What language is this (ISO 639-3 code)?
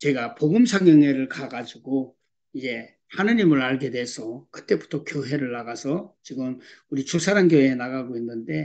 kor